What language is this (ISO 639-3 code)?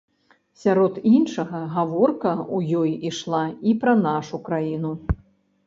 bel